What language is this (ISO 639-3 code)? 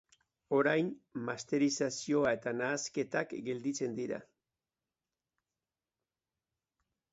eus